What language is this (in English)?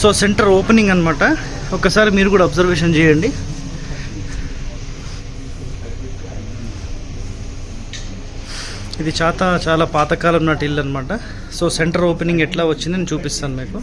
Indonesian